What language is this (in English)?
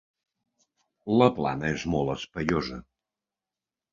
Catalan